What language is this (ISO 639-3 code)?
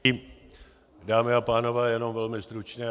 ces